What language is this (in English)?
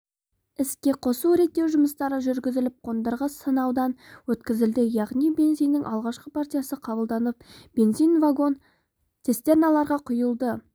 Kazakh